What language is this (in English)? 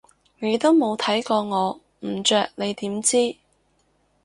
Cantonese